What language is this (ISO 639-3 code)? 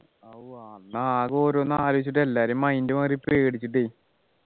mal